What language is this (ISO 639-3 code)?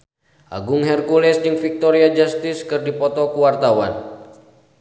sun